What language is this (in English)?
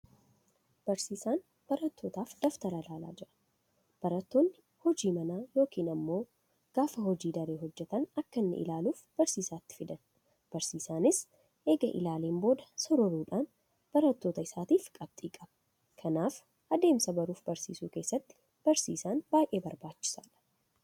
Oromo